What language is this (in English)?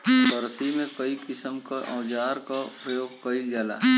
Bhojpuri